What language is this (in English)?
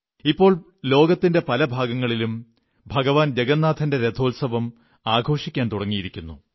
Malayalam